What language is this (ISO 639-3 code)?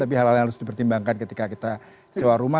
ind